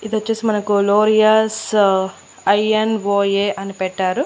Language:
Telugu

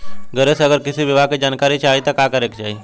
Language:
Bhojpuri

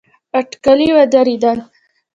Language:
Pashto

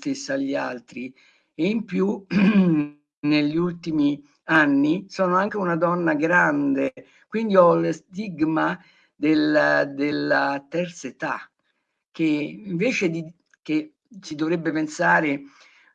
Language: Italian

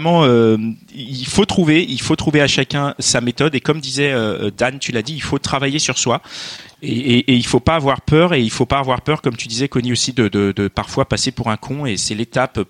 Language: French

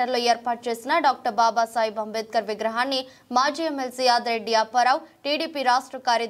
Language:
Telugu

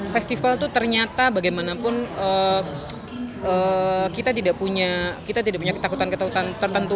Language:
Indonesian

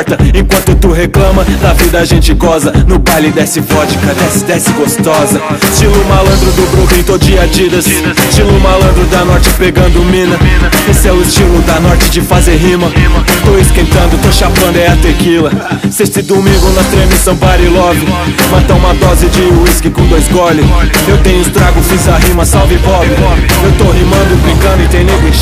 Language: Romanian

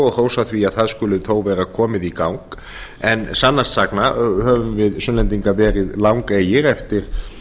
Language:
Icelandic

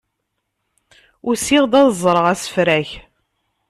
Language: Kabyle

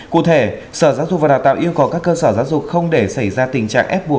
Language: Vietnamese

